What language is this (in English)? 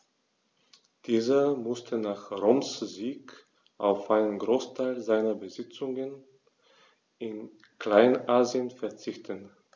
German